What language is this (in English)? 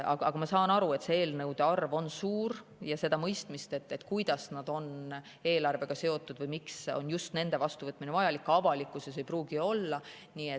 Estonian